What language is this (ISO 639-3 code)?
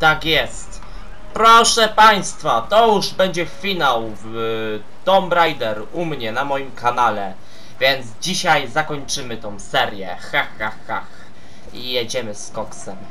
pol